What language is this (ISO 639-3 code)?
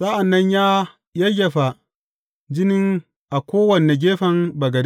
hau